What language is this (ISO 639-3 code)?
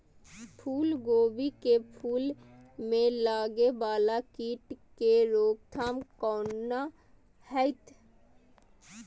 mai